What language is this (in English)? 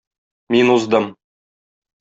Tatar